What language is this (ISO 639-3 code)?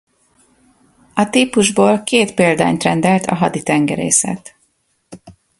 hun